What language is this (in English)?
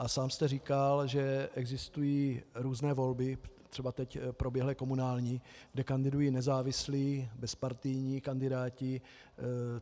Czech